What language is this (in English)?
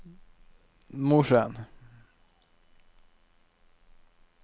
Norwegian